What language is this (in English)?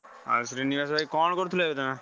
Odia